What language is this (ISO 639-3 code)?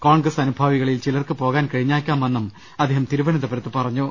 mal